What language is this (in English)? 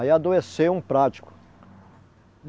Portuguese